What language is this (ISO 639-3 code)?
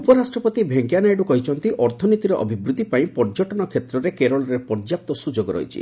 ori